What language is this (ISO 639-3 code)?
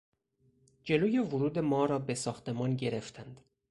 fas